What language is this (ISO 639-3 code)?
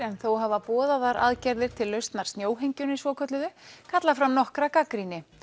isl